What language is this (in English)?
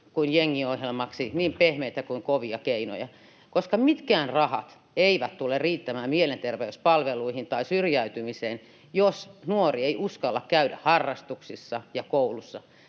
Finnish